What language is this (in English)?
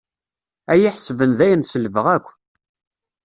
Kabyle